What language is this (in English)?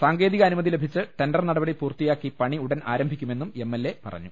Malayalam